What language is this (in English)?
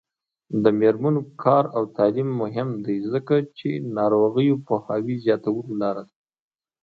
Pashto